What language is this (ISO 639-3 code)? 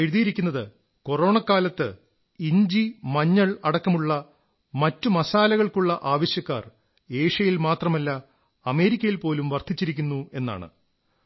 mal